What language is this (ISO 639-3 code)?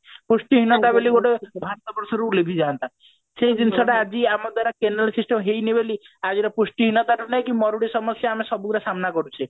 ori